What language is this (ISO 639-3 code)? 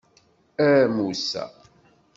kab